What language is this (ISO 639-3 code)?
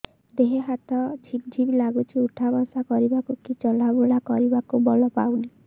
ori